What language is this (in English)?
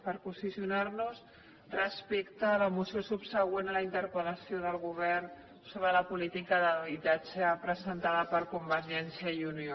Catalan